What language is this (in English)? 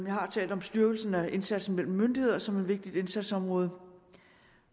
Danish